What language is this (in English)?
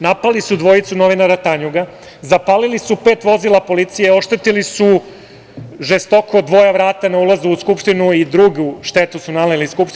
Serbian